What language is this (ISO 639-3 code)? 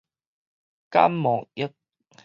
nan